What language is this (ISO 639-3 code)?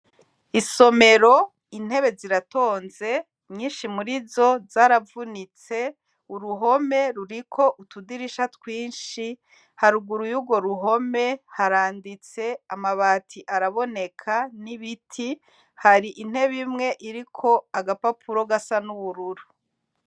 run